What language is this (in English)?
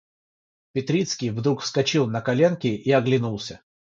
Russian